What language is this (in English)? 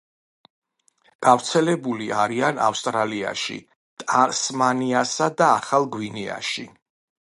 Georgian